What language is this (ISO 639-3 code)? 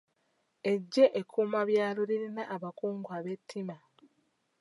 lug